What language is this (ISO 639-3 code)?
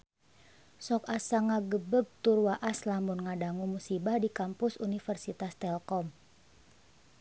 sun